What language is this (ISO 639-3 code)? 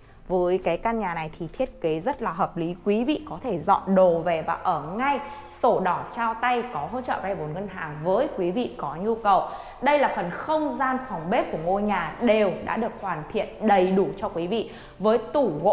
vie